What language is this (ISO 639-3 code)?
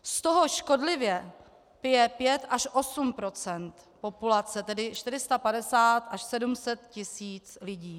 ces